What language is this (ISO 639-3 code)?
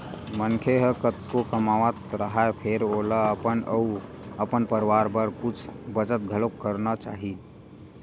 hne